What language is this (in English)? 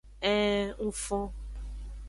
Aja (Benin)